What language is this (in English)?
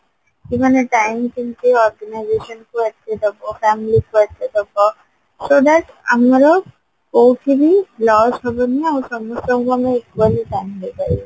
Odia